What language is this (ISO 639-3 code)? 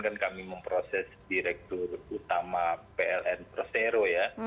ind